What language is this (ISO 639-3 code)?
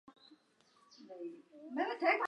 zho